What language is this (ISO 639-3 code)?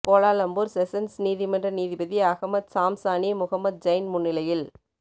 tam